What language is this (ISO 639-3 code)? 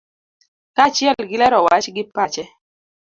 luo